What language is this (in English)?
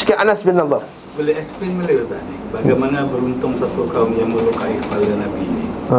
Malay